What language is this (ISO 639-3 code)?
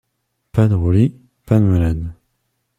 fra